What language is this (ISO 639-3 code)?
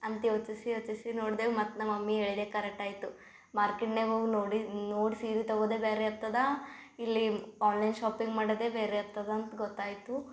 kan